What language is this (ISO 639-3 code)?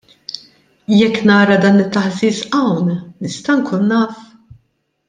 mlt